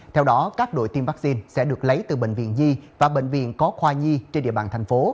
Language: Vietnamese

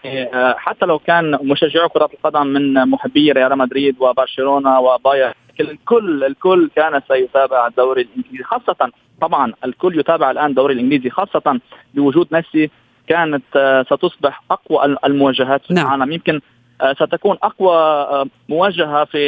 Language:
Arabic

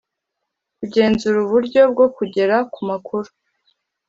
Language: Kinyarwanda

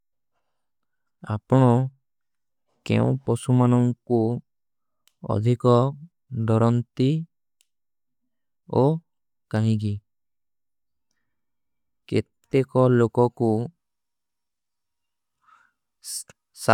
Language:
Kui (India)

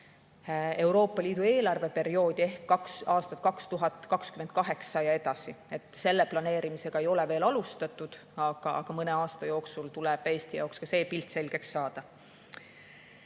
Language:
Estonian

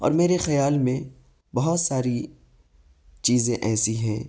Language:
Urdu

